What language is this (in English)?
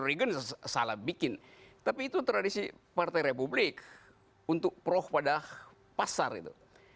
Indonesian